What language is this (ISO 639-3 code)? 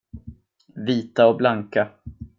swe